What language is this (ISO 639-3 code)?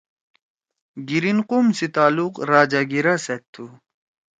trw